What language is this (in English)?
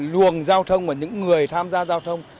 Vietnamese